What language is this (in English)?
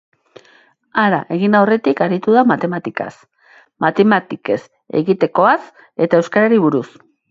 Basque